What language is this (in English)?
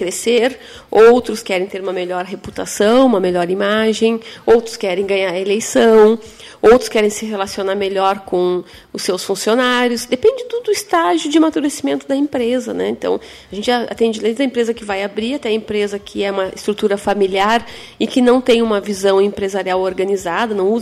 Portuguese